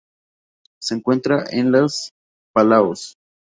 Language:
Spanish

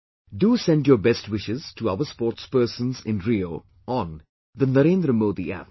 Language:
English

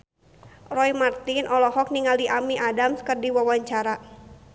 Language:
Sundanese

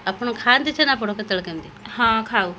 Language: Odia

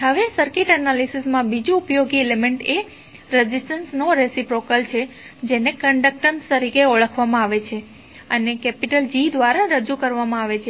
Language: Gujarati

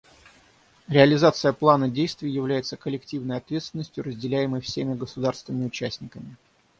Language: Russian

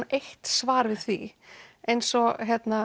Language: Icelandic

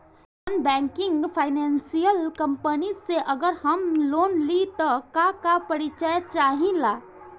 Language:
Bhojpuri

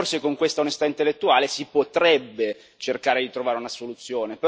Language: Italian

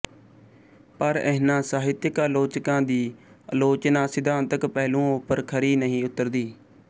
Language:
Punjabi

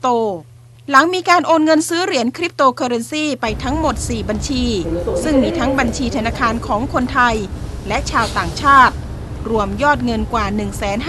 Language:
Thai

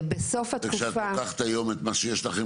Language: Hebrew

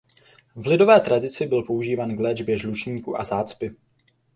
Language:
Czech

